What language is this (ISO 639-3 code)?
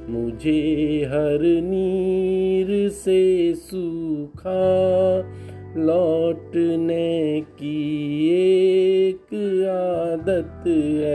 hin